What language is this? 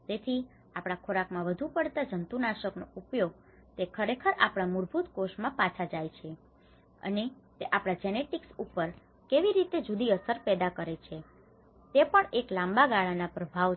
Gujarati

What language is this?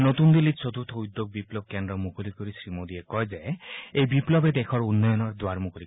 Assamese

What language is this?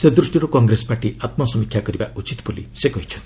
Odia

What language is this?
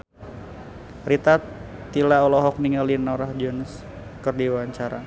Sundanese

